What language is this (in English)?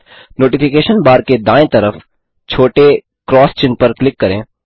Hindi